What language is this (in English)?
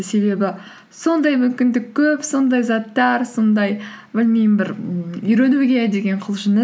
Kazakh